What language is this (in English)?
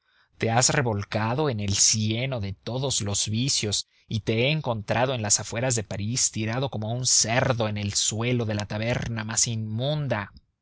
Spanish